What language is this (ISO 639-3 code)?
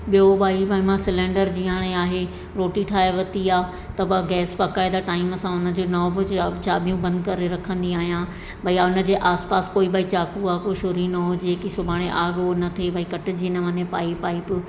snd